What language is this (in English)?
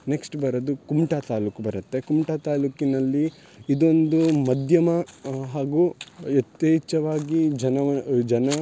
Kannada